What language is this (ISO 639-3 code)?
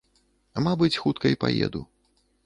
bel